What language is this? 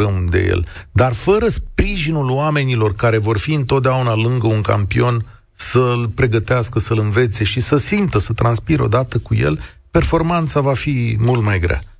Romanian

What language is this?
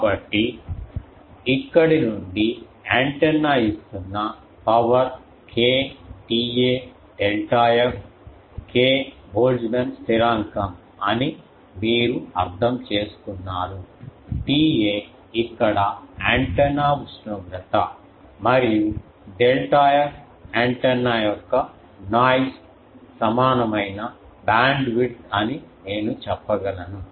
Telugu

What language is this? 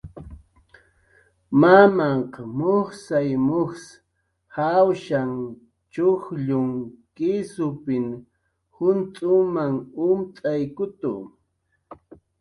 Jaqaru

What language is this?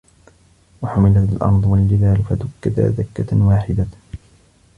Arabic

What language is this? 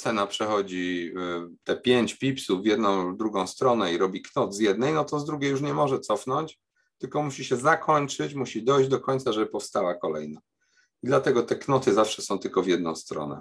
Polish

